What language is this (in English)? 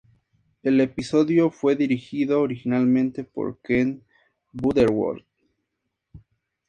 Spanish